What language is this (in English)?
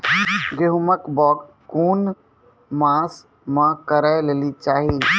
Maithili